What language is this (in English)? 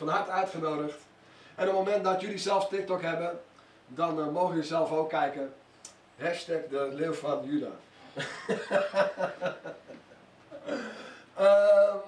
Dutch